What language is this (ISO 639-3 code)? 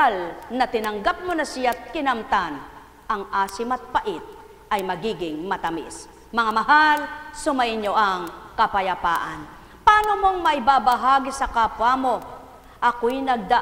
fil